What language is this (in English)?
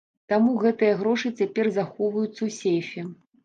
Belarusian